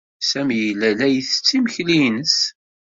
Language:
Kabyle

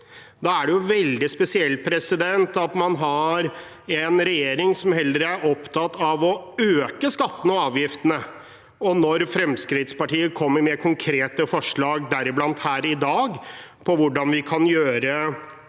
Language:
Norwegian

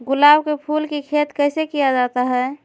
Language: Magahi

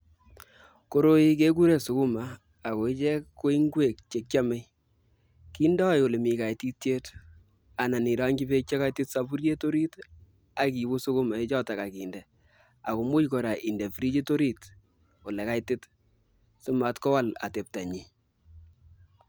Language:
Kalenjin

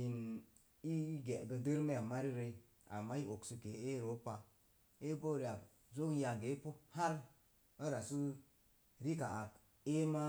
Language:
Mom Jango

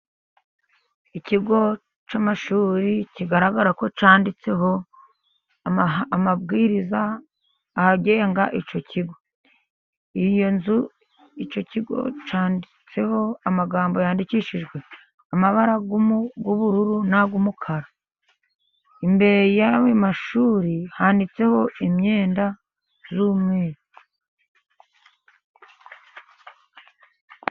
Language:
Kinyarwanda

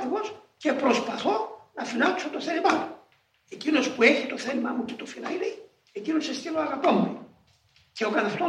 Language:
Greek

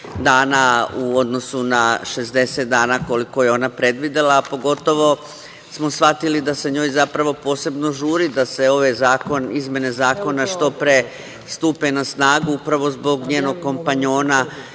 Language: Serbian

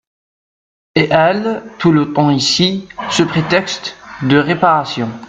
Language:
French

